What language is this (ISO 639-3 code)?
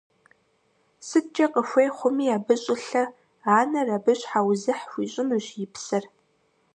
kbd